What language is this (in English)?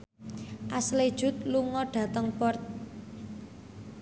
Javanese